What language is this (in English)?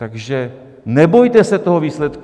Czech